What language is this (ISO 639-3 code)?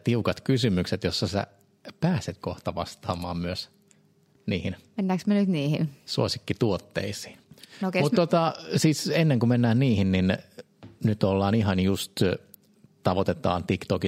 fin